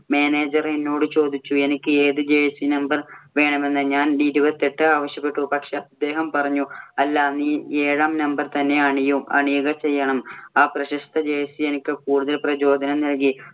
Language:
Malayalam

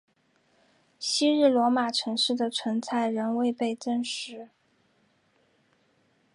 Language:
Chinese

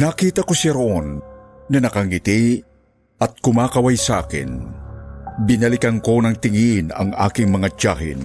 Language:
Filipino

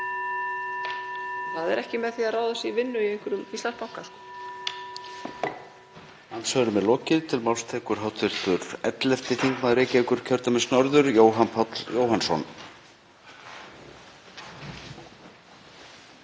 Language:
Icelandic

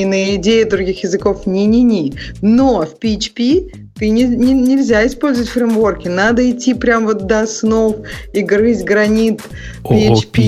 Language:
Russian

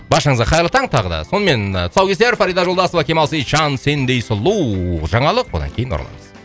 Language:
Kazakh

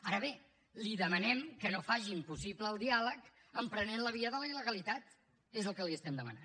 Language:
Catalan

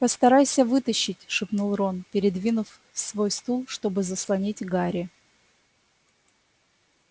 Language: Russian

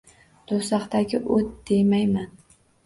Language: Uzbek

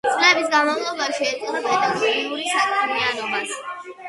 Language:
Georgian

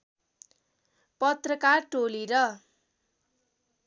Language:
Nepali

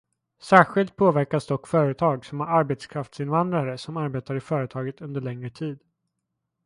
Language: Swedish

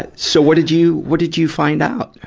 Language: English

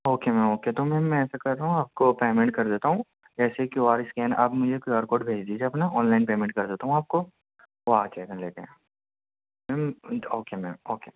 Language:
Urdu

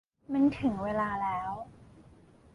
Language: Thai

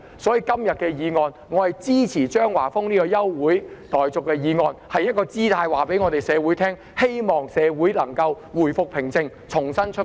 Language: Cantonese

